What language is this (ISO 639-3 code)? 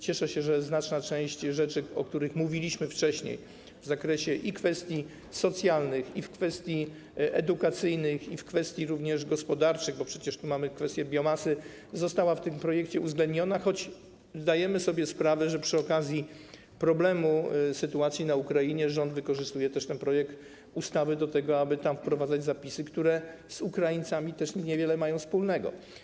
pol